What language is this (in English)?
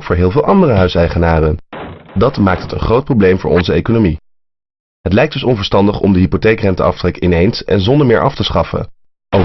Dutch